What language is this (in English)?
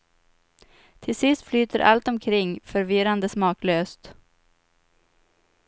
Swedish